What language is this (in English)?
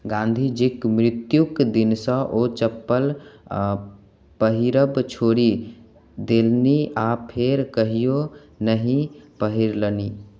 Maithili